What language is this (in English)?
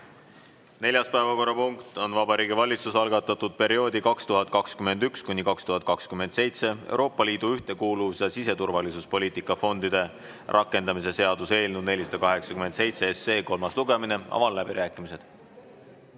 Estonian